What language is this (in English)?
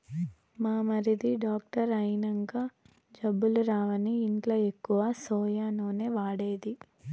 Telugu